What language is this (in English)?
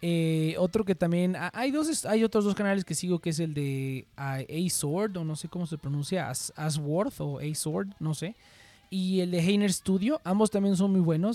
Spanish